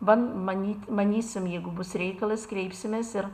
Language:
Lithuanian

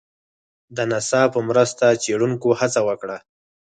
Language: Pashto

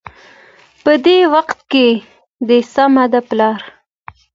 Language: Pashto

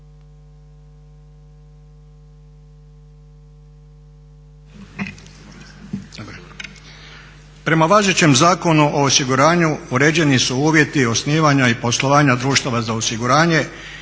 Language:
Croatian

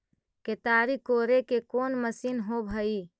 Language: Magahi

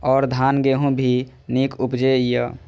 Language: Maithili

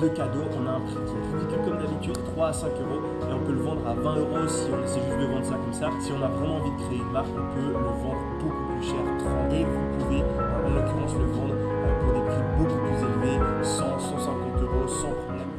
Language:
French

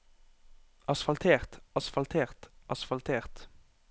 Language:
Norwegian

